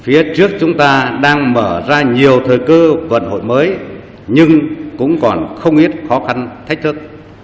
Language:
Vietnamese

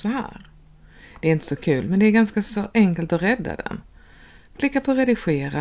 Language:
Swedish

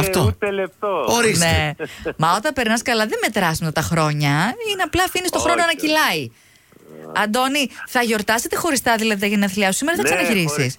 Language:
Greek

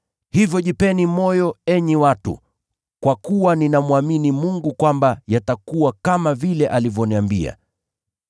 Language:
Swahili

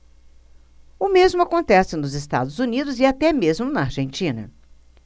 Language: Portuguese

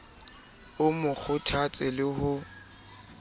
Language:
Southern Sotho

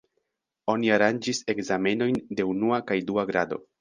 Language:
Esperanto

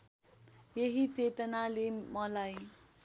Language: Nepali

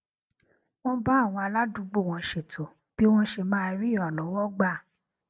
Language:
Yoruba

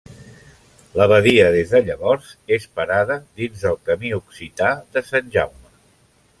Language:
Catalan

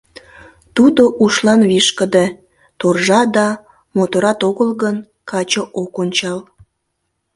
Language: Mari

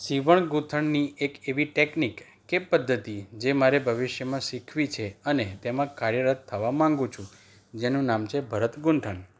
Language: Gujarati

